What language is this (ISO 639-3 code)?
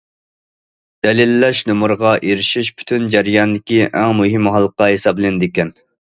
uig